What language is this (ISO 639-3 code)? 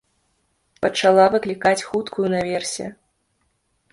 bel